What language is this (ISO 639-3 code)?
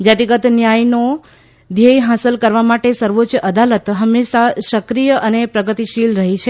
guj